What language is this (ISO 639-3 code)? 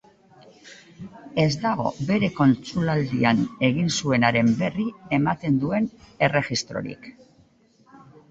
eus